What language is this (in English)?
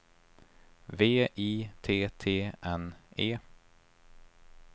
Swedish